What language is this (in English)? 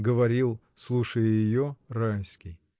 Russian